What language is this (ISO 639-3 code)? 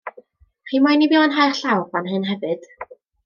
cym